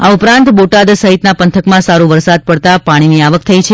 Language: Gujarati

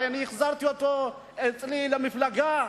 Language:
Hebrew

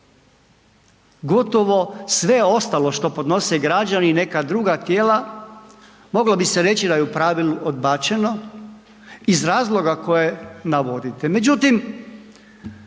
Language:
Croatian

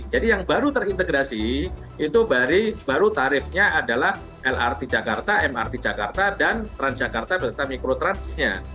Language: Indonesian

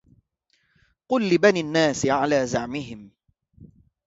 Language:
Arabic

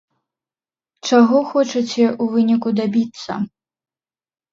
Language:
Belarusian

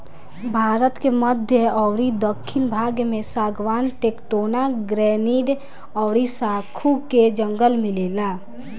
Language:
Bhojpuri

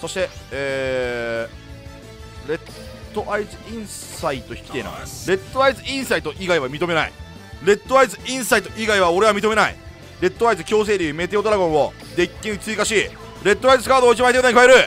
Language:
Japanese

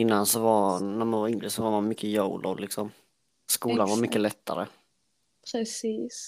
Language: Swedish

